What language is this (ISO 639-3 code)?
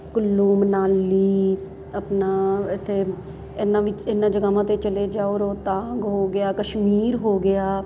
pan